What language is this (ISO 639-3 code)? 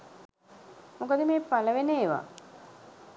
sin